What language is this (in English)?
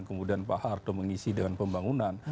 Indonesian